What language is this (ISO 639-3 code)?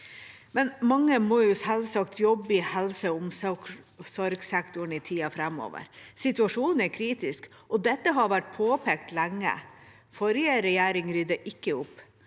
nor